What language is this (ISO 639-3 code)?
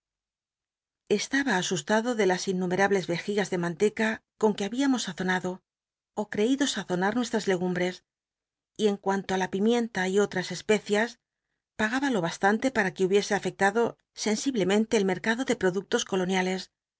spa